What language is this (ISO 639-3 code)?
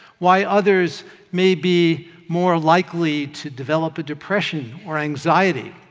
eng